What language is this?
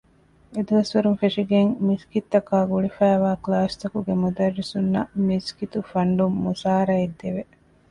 Divehi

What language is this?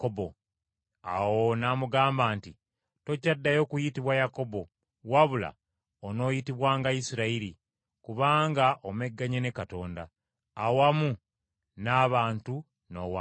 Ganda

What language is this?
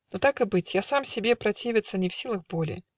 Russian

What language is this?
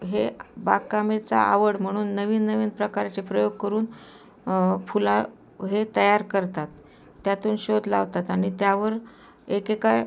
Marathi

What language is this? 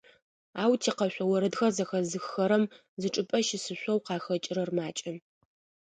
Adyghe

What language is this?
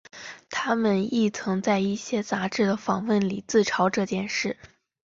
Chinese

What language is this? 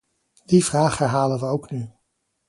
Dutch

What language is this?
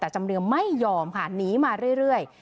Thai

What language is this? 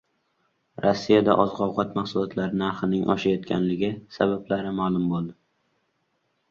Uzbek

